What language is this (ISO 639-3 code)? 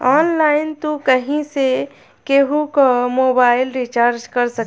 bho